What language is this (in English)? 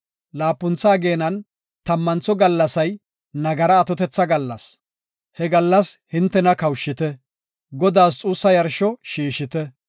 Gofa